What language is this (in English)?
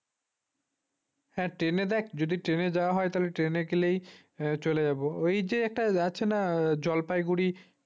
Bangla